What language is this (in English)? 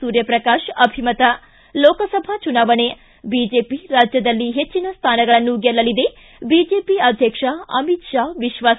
Kannada